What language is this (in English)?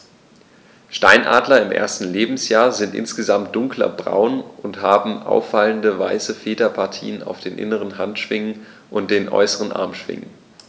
German